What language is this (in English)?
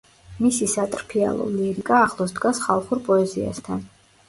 Georgian